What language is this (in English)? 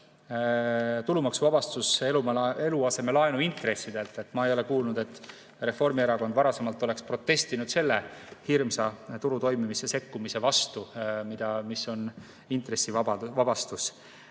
Estonian